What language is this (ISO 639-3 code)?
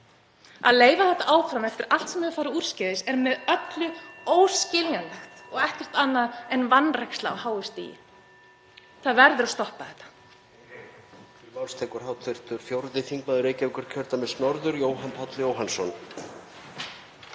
isl